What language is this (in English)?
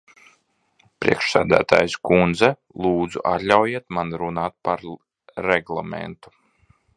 Latvian